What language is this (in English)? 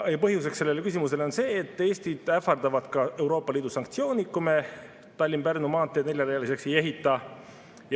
Estonian